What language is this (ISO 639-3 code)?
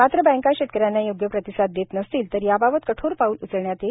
mar